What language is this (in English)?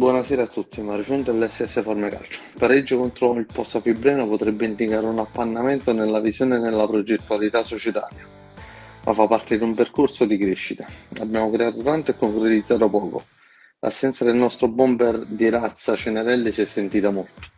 Italian